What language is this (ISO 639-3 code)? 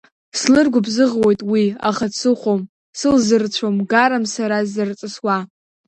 abk